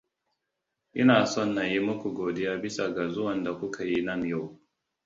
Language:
Hausa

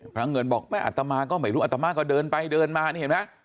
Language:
Thai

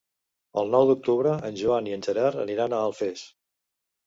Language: Catalan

